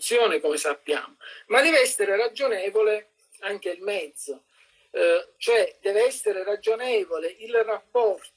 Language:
Italian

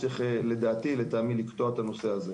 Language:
Hebrew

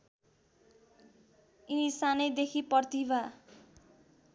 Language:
Nepali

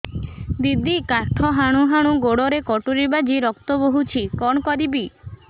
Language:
Odia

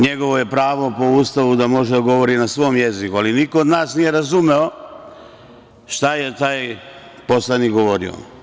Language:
Serbian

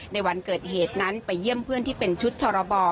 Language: Thai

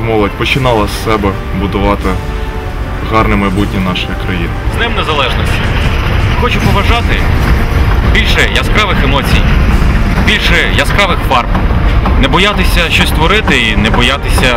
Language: Ukrainian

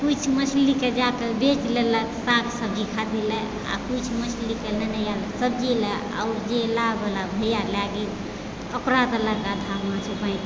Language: Maithili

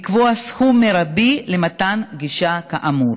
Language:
Hebrew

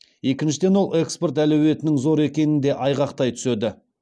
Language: Kazakh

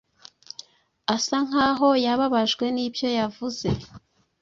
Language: Kinyarwanda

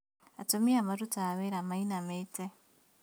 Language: Kikuyu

